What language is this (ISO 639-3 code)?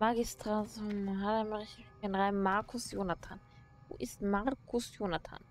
deu